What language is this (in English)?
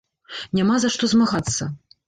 Belarusian